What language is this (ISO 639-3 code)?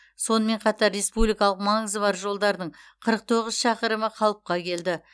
kaz